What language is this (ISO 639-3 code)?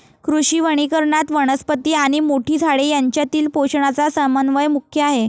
mar